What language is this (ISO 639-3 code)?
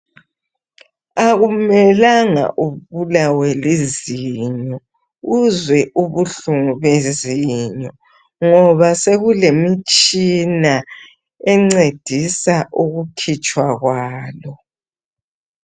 nde